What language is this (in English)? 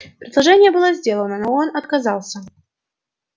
Russian